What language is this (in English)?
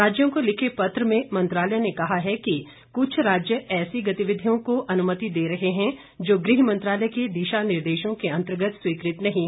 Hindi